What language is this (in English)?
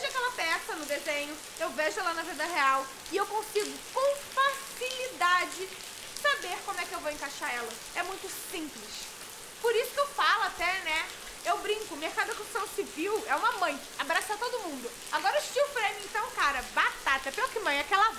Portuguese